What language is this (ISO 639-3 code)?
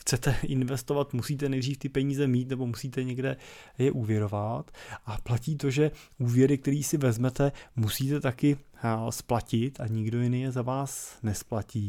ces